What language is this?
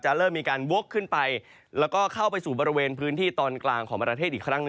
Thai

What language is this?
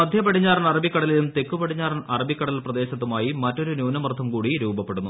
Malayalam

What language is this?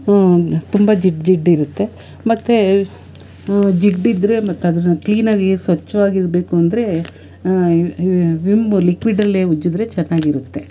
Kannada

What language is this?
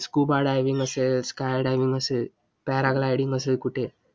Marathi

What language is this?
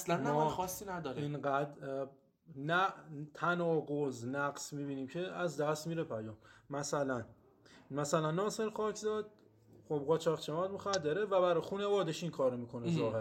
Persian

